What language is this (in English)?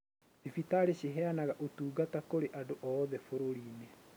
Kikuyu